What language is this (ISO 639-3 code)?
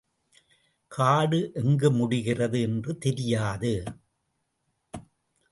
tam